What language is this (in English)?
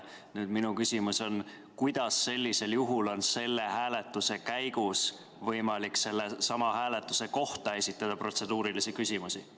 Estonian